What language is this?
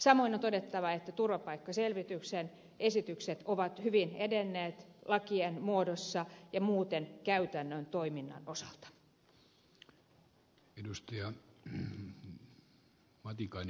Finnish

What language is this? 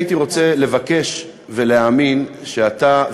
Hebrew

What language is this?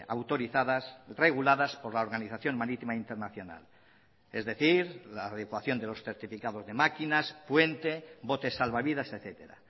Spanish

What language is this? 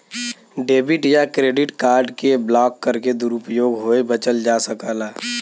Bhojpuri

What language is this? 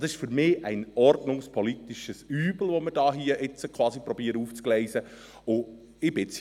Swiss German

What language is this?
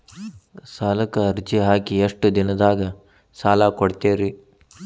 Kannada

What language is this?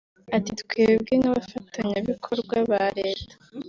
Kinyarwanda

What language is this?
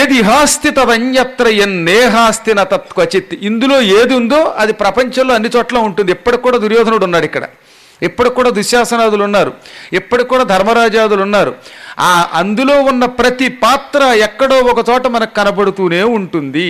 Telugu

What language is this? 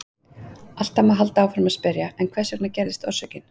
Icelandic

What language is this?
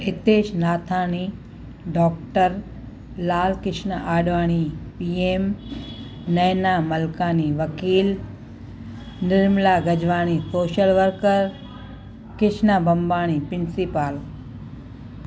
Sindhi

